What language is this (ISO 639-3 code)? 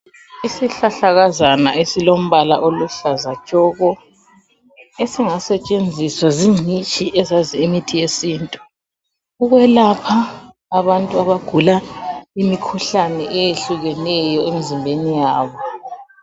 nde